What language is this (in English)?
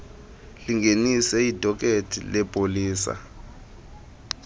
Xhosa